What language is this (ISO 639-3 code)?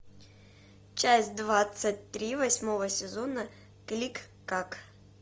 rus